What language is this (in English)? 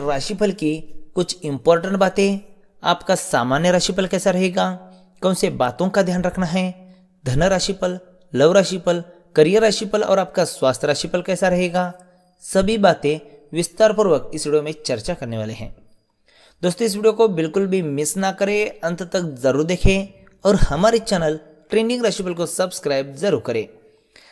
Hindi